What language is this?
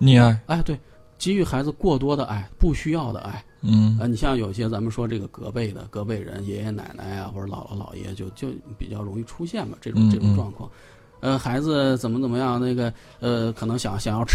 Chinese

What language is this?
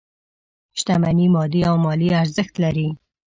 Pashto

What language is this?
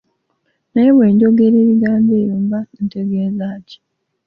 Ganda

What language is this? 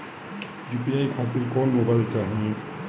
Bhojpuri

